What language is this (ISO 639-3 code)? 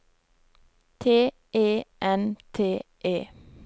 nor